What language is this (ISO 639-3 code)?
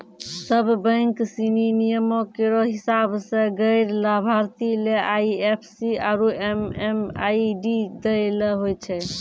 mai